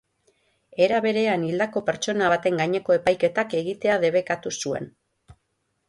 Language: Basque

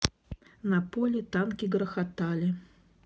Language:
Russian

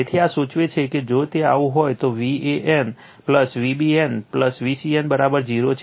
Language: Gujarati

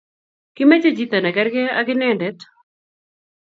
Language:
Kalenjin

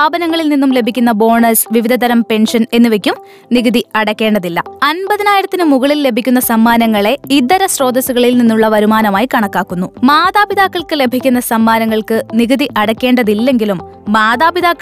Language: Malayalam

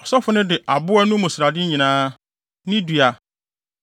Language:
Akan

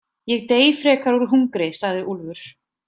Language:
Icelandic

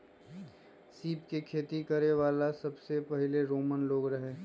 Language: Magahi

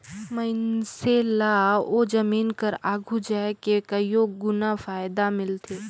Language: Chhattisgarhi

